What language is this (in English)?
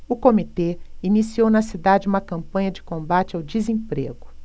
Portuguese